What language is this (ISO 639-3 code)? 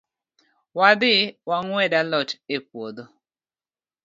luo